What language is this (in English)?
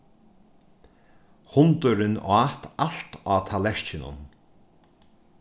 Faroese